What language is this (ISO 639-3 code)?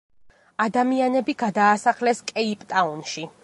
kat